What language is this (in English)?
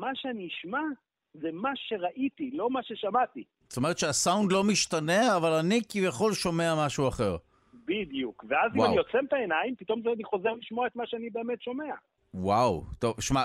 Hebrew